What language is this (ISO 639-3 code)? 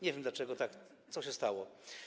pol